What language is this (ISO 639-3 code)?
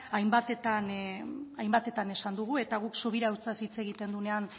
eus